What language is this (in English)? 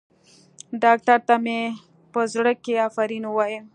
Pashto